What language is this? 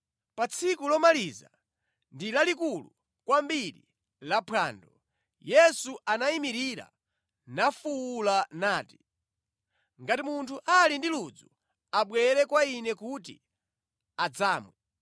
Nyanja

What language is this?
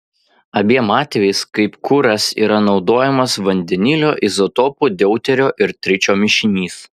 Lithuanian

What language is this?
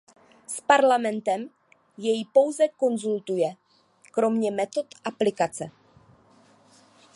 Czech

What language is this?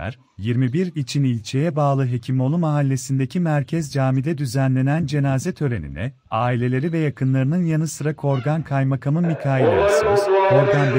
Turkish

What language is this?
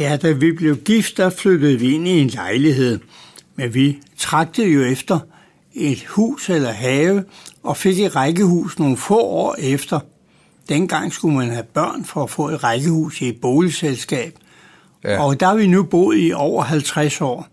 Danish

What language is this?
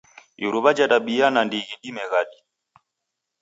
Taita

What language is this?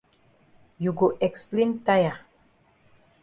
Cameroon Pidgin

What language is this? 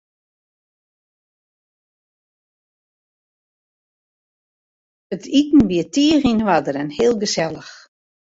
Western Frisian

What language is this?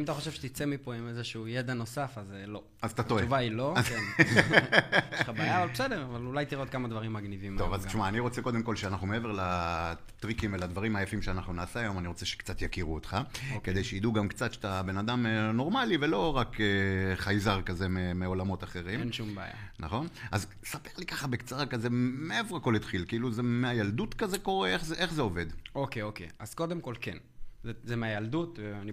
Hebrew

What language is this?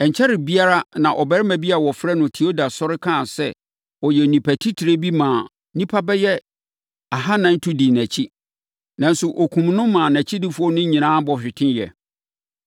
Akan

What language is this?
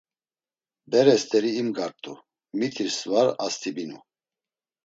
Laz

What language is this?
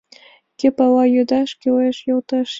Mari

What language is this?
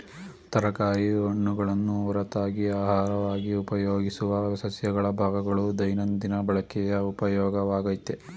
Kannada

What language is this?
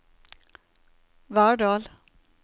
Norwegian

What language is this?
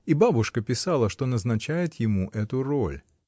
Russian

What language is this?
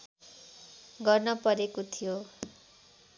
Nepali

